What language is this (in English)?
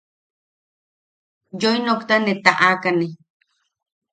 Yaqui